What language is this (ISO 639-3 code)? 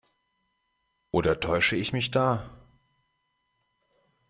deu